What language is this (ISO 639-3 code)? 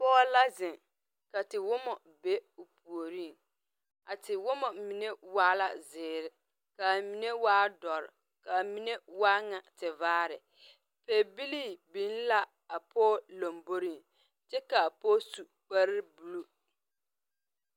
dga